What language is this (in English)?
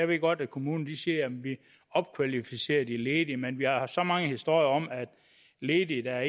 Danish